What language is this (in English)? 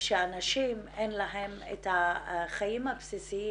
Hebrew